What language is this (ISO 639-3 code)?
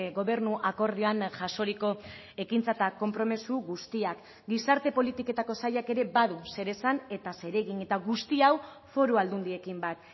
eus